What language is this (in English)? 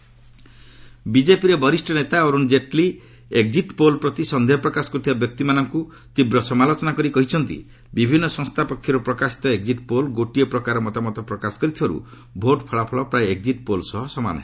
Odia